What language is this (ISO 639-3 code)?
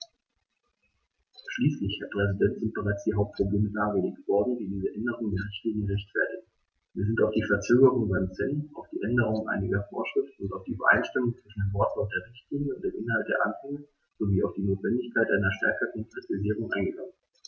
deu